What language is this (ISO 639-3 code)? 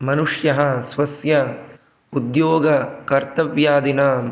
san